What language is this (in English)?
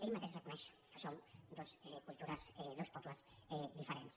Catalan